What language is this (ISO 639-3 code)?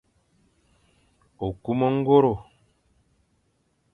fan